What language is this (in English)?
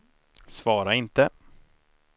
Swedish